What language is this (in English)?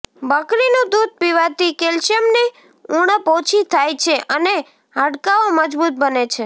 Gujarati